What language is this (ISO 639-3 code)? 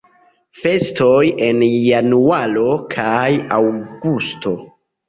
epo